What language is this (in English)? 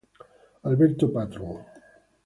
Italian